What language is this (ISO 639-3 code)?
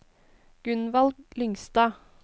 nor